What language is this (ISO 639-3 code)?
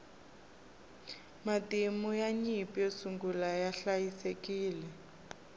tso